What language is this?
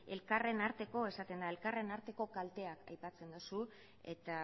Basque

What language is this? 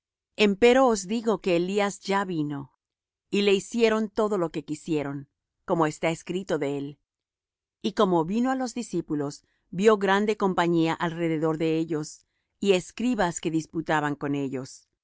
Spanish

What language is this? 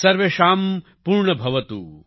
Gujarati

